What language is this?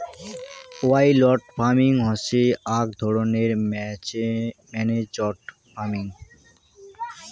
Bangla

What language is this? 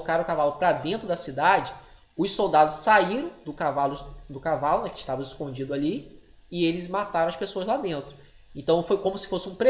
Portuguese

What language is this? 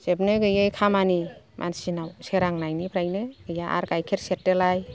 Bodo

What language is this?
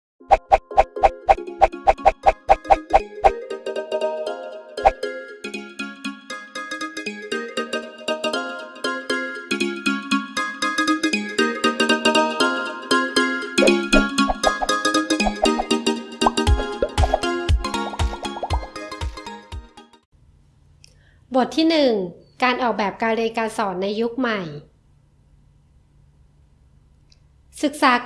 Thai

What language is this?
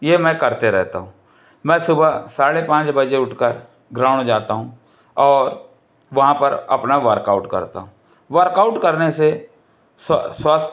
Hindi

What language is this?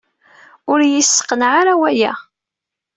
Kabyle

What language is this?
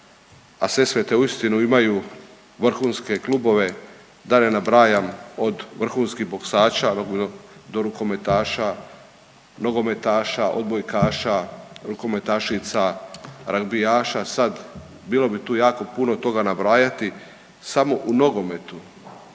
Croatian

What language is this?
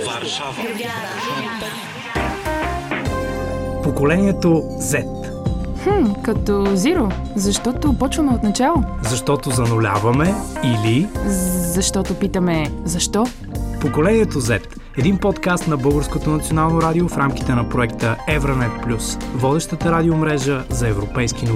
Bulgarian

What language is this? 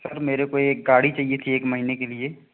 Hindi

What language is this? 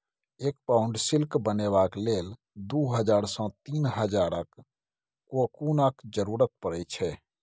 Maithili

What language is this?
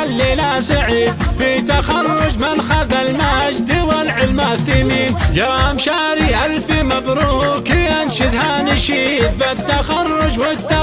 Arabic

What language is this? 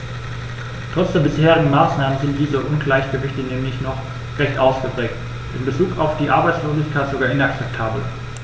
German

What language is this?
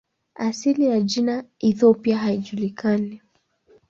Swahili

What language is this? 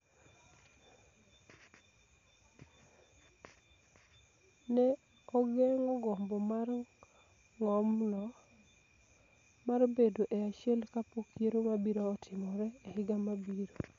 Luo (Kenya and Tanzania)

